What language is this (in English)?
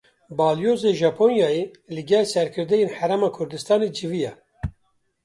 Kurdish